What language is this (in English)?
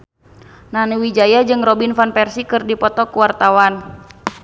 Sundanese